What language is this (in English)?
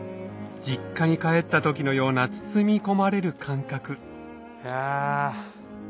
Japanese